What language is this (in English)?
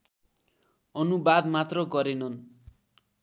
Nepali